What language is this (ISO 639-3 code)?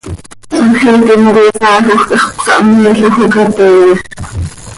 sei